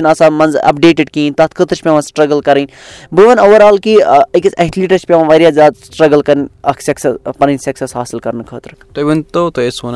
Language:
Urdu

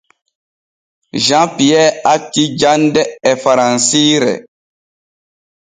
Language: Borgu Fulfulde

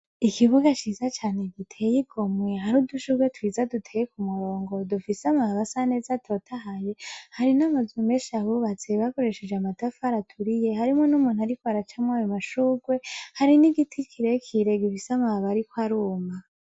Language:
Rundi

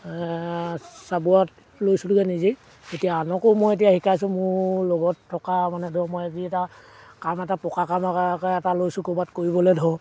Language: Assamese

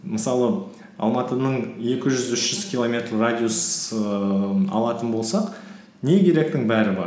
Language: Kazakh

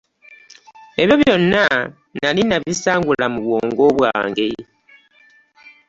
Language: Ganda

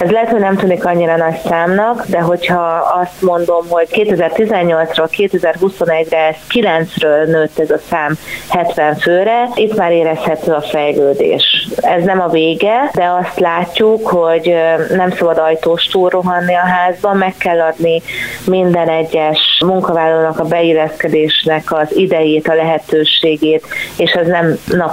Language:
Hungarian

